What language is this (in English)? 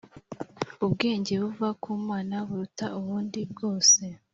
Kinyarwanda